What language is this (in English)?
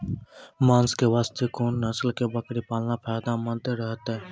Maithili